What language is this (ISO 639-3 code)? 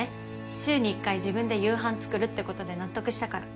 jpn